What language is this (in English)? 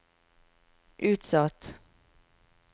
Norwegian